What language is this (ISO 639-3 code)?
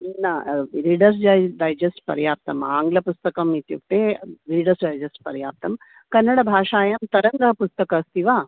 san